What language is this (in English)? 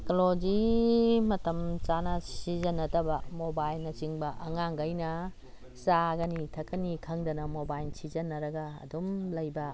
Manipuri